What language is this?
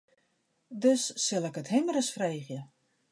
Western Frisian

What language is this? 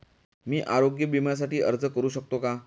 Marathi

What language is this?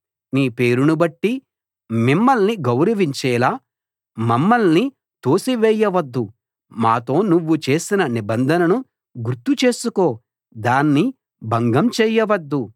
Telugu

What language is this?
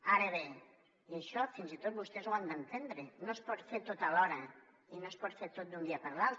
Catalan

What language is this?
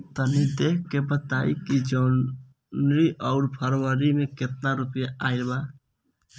Bhojpuri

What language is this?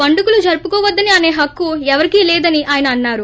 Telugu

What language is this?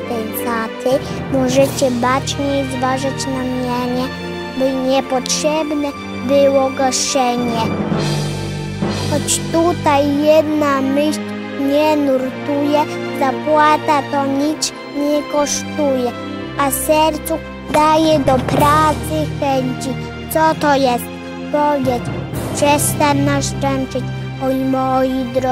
Polish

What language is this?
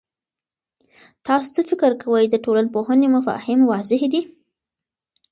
Pashto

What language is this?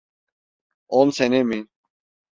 Turkish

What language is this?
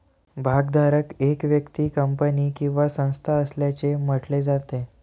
Marathi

